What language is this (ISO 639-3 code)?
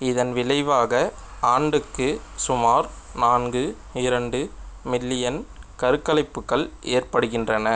tam